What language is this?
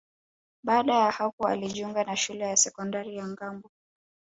Swahili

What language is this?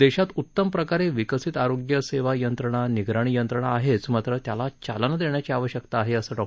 Marathi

